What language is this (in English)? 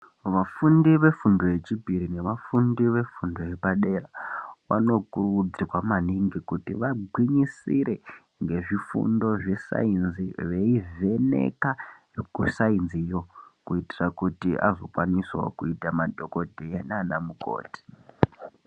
Ndau